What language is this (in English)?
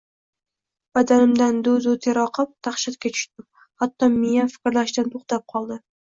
Uzbek